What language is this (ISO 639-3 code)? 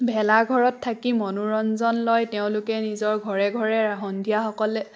asm